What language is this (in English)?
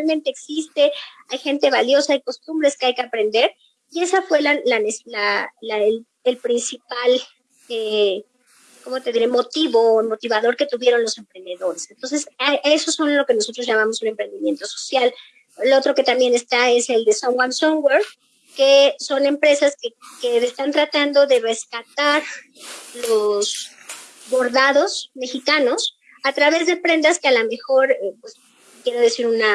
Spanish